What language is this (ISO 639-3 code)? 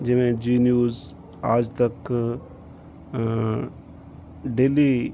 pan